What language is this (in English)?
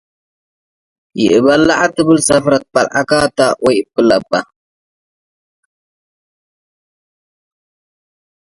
Tigre